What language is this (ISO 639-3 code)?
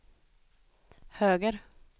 swe